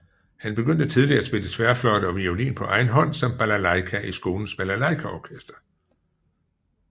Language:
Danish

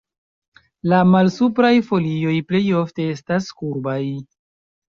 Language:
Esperanto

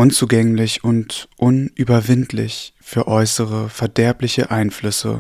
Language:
German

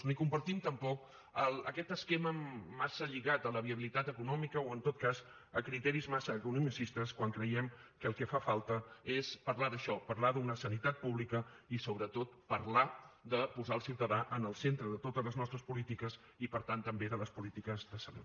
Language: Catalan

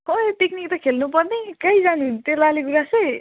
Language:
Nepali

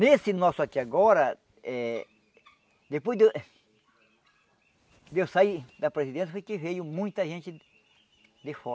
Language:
Portuguese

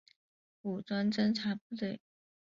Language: Chinese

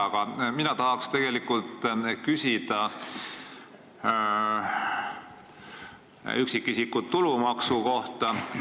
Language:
Estonian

